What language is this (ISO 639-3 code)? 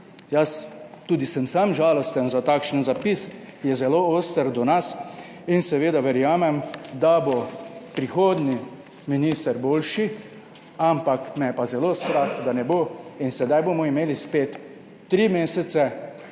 slv